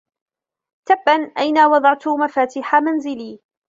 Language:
Arabic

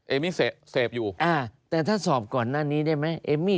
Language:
Thai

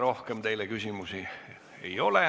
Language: Estonian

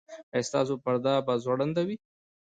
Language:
Pashto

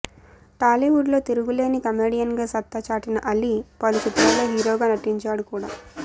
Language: Telugu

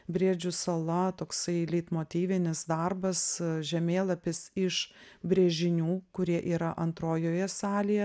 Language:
Lithuanian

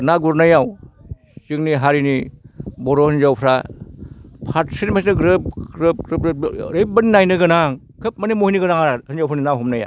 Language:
Bodo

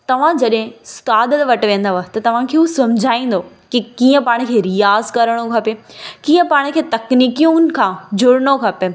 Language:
Sindhi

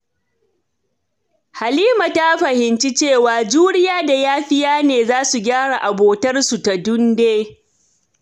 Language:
Hausa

